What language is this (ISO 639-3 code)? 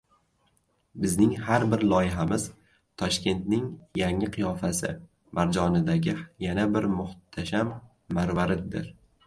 uzb